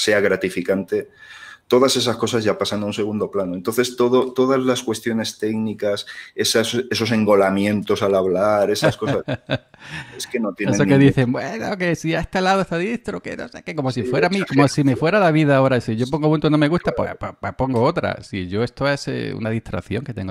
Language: Spanish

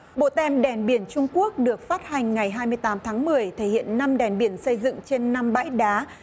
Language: Vietnamese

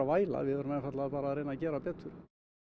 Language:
Icelandic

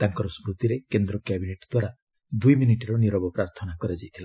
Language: Odia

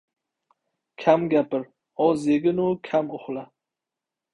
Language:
Uzbek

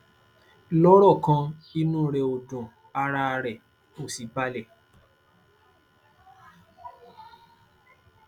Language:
Yoruba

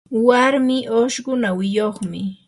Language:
Yanahuanca Pasco Quechua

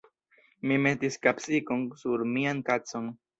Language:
Esperanto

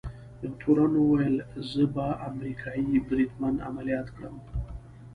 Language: Pashto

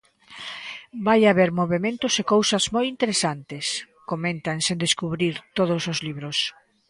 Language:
Galician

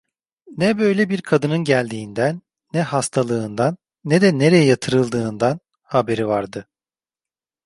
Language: Turkish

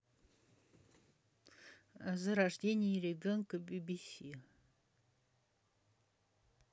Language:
Russian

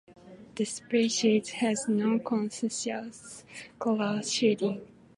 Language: English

